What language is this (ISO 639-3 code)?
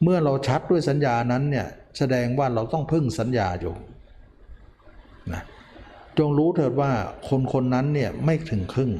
tha